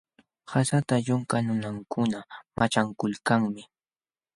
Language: Jauja Wanca Quechua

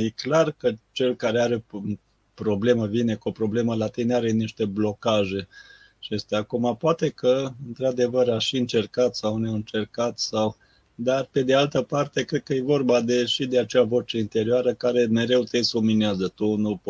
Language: Romanian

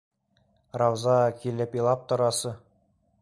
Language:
Bashkir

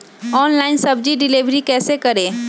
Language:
Magahi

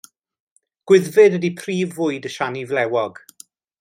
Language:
Welsh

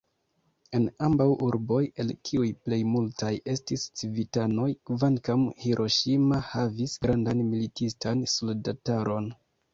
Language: Esperanto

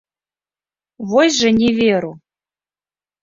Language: Belarusian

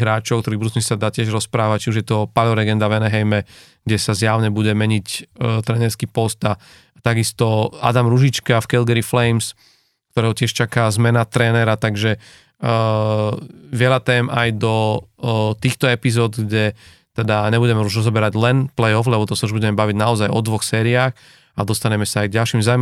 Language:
Slovak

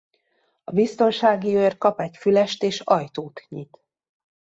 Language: Hungarian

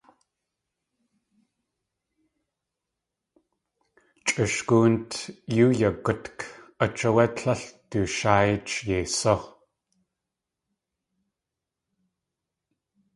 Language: Tlingit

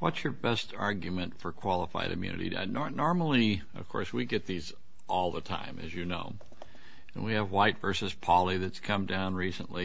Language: English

